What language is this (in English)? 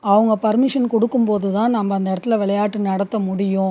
Tamil